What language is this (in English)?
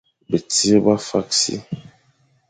Fang